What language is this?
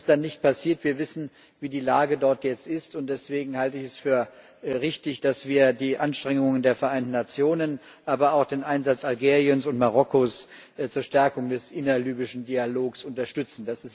German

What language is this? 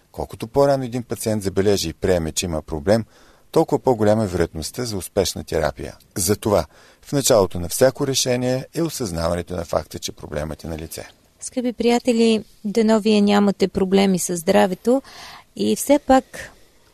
Bulgarian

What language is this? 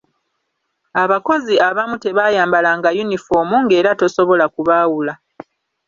Ganda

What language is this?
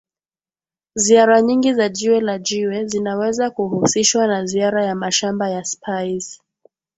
Swahili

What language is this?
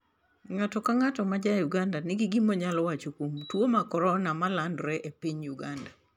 Luo (Kenya and Tanzania)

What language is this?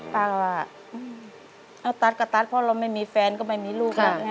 Thai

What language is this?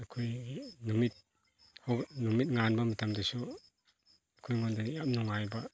Manipuri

